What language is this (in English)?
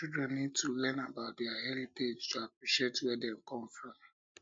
Nigerian Pidgin